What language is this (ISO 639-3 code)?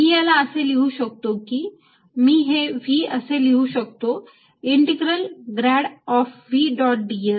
mar